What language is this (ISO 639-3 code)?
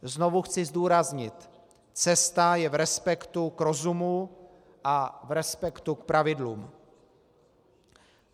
ces